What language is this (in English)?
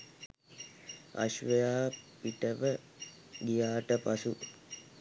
Sinhala